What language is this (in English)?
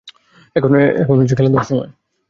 Bangla